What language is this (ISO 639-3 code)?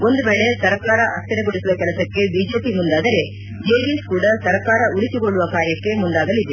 kan